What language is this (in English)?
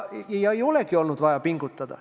Estonian